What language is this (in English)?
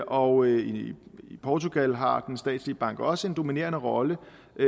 Danish